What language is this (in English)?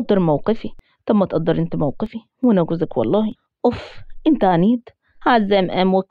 Arabic